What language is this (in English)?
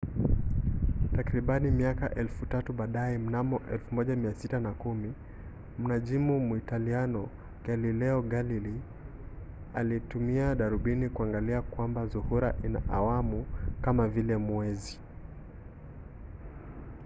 Swahili